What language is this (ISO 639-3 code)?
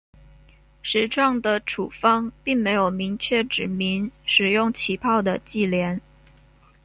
zho